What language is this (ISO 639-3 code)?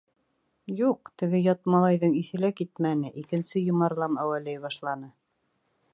bak